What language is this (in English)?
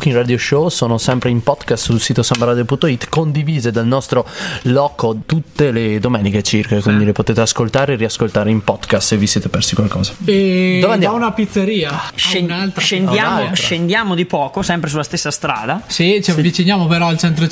Italian